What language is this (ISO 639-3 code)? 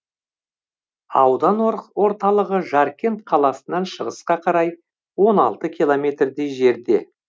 kaz